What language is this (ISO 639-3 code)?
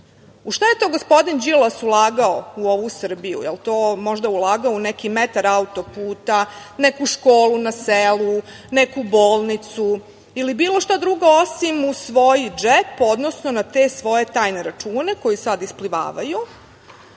srp